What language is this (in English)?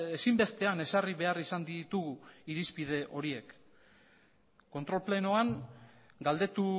Basque